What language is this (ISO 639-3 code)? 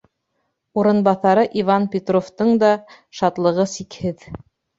bak